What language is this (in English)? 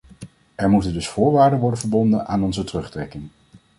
Dutch